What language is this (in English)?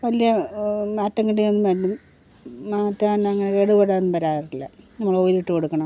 Malayalam